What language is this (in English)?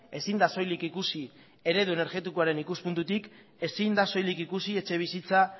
Basque